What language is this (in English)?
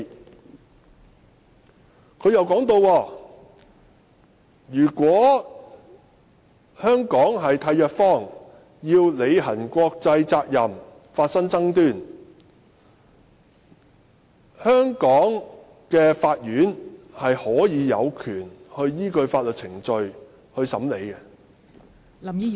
Cantonese